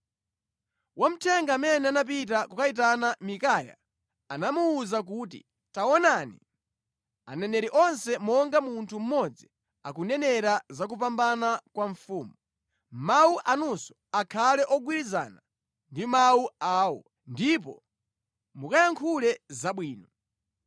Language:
Nyanja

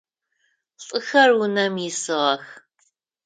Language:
Adyghe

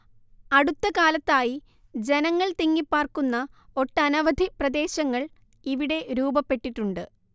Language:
Malayalam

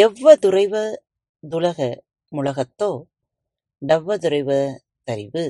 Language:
Tamil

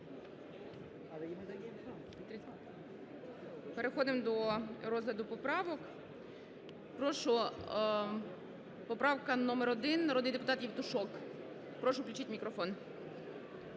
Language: Ukrainian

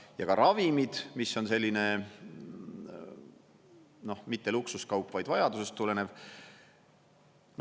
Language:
Estonian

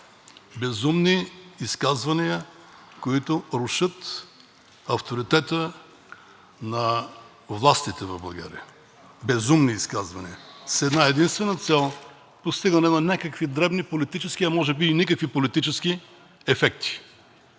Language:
Bulgarian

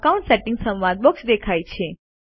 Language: Gujarati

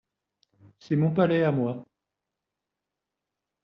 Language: French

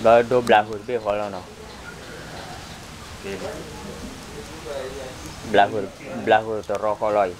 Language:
Thai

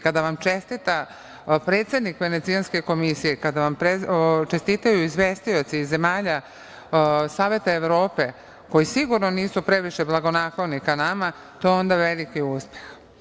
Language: Serbian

